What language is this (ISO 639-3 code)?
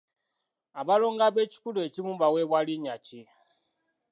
lug